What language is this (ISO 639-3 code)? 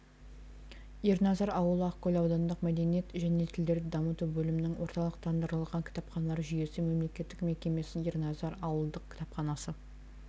kaz